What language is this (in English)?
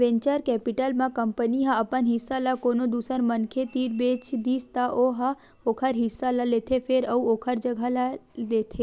Chhattisgarhi